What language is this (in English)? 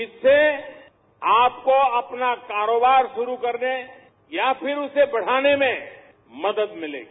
Marathi